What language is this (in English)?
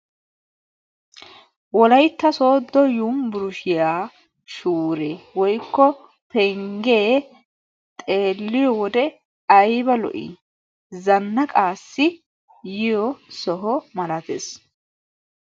Wolaytta